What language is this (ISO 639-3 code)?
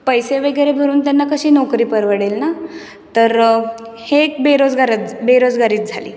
mar